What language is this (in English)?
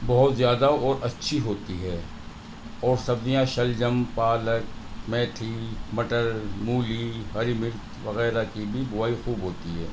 Urdu